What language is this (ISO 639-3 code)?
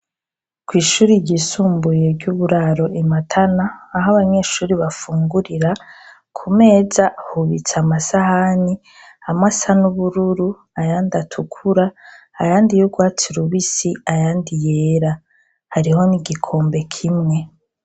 run